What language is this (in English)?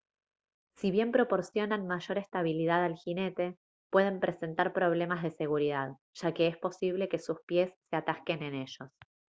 Spanish